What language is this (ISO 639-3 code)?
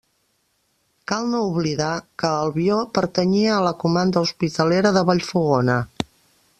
cat